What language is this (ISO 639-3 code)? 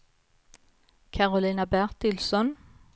swe